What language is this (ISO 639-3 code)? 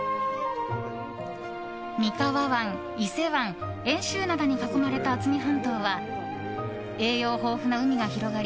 jpn